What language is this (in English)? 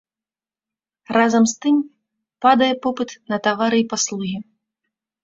Belarusian